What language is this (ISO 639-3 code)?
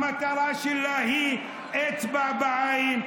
heb